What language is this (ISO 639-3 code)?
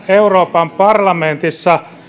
fin